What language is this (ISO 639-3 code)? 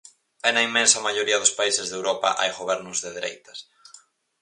glg